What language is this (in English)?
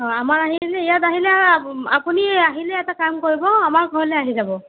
Assamese